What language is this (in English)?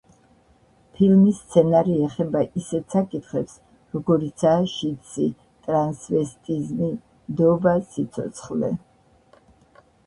Georgian